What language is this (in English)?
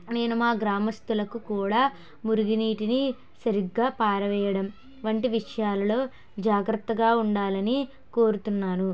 Telugu